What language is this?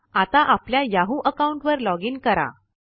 Marathi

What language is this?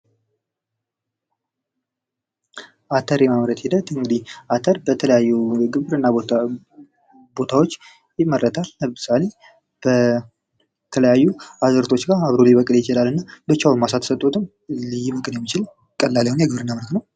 Amharic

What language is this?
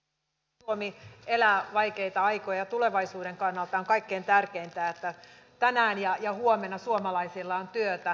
Finnish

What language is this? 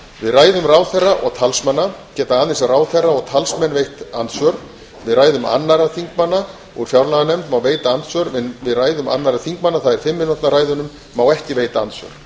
Icelandic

